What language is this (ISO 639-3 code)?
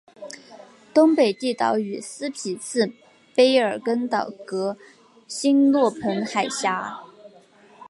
zho